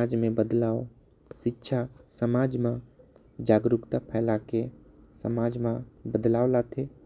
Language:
Korwa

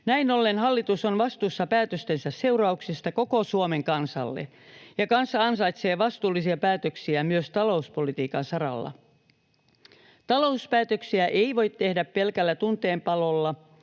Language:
Finnish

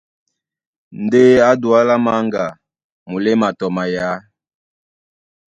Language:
Duala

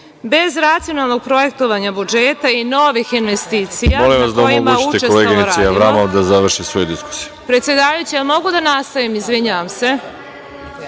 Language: Serbian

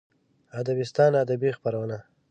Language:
Pashto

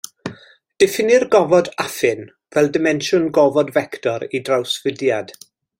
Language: Welsh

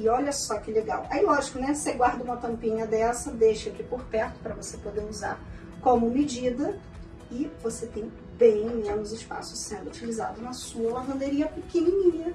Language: Portuguese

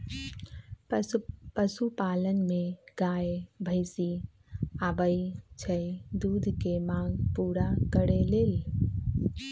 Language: Magahi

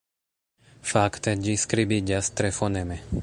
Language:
Esperanto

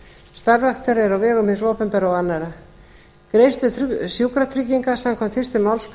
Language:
Icelandic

